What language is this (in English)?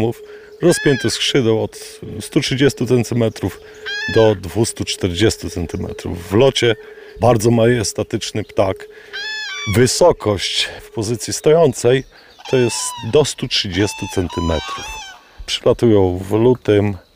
Polish